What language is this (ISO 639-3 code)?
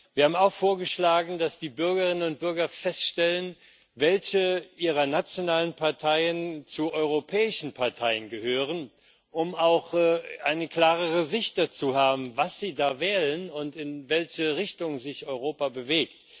deu